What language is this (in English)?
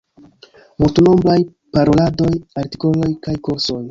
Esperanto